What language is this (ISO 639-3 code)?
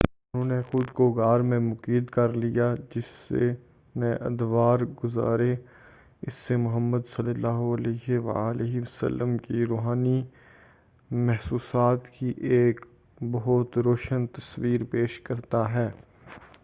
urd